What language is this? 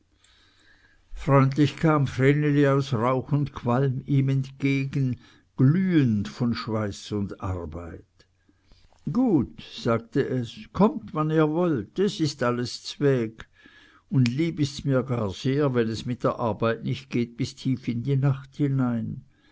German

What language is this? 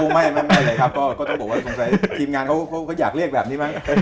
Thai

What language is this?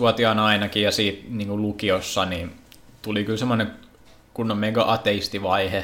Finnish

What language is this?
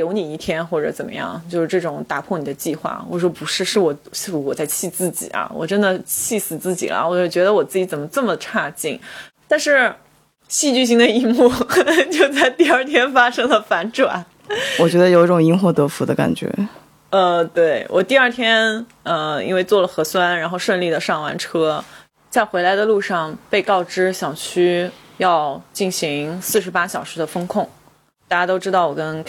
Chinese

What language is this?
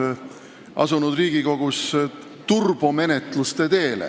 Estonian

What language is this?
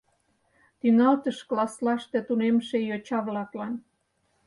Mari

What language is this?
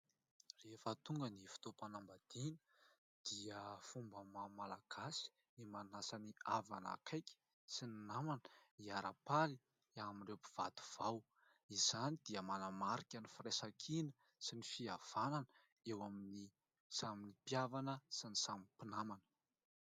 Malagasy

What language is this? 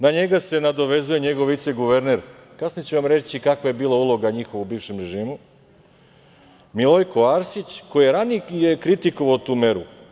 Serbian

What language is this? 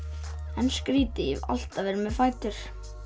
Icelandic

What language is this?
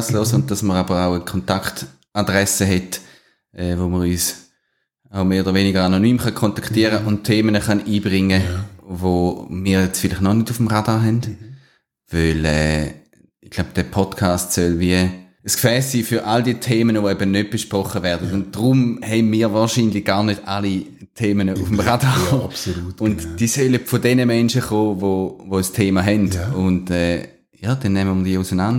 German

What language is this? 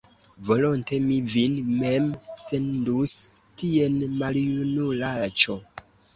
Esperanto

